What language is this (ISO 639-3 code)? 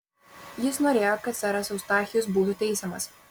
lit